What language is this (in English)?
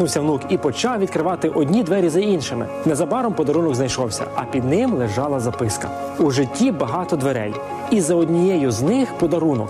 Ukrainian